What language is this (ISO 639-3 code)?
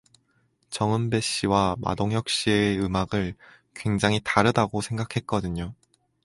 kor